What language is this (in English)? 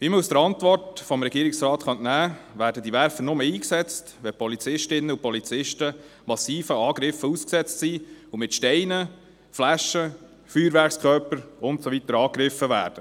Swiss German